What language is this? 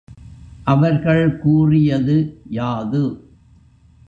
Tamil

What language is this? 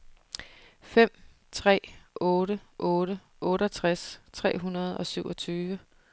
Danish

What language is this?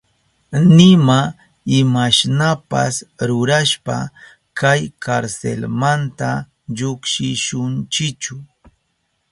Southern Pastaza Quechua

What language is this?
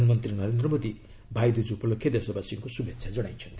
Odia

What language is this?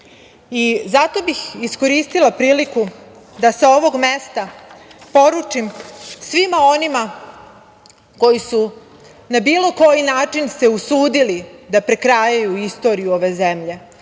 Serbian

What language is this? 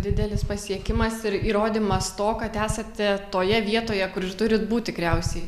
Lithuanian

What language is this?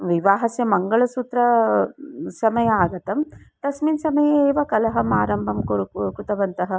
Sanskrit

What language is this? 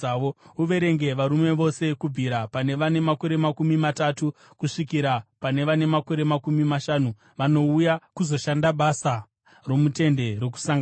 Shona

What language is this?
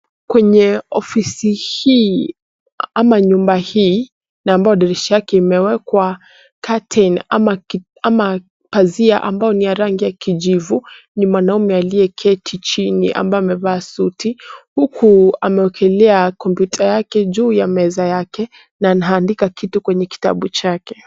Swahili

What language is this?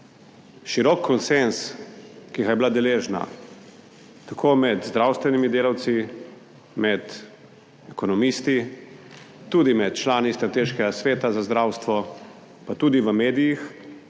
Slovenian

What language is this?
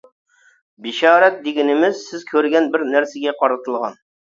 Uyghur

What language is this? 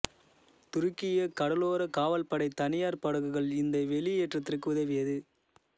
Tamil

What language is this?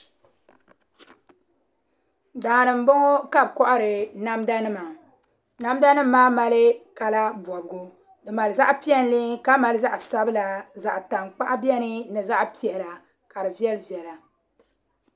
Dagbani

